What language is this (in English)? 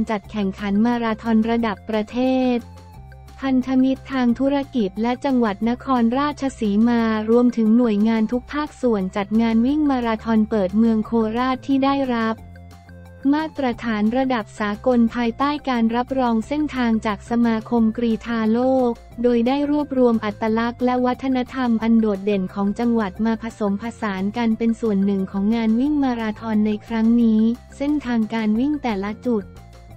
Thai